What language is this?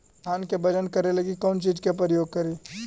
Magahi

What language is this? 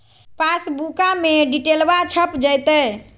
Magahi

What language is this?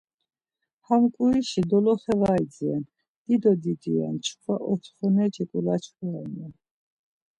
Laz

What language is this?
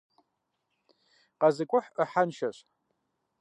Kabardian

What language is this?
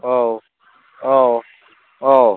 Bodo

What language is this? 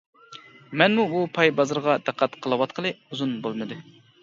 Uyghur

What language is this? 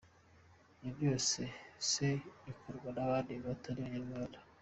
Kinyarwanda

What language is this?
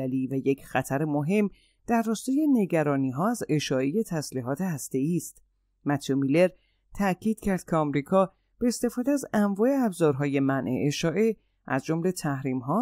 Persian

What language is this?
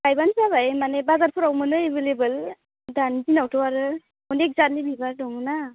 Bodo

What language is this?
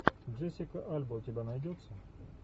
Russian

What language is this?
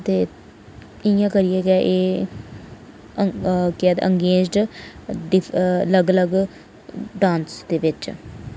Dogri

